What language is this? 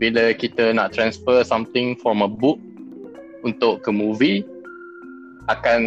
Malay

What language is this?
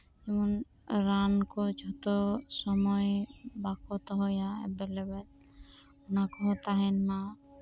Santali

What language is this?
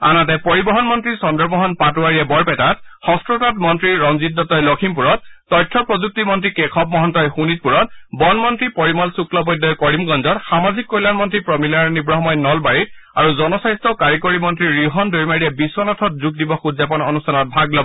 Assamese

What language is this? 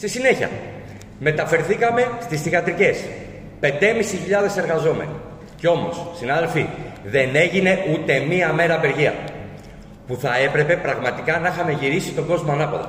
Greek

